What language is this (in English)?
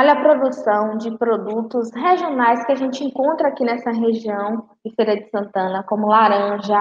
Portuguese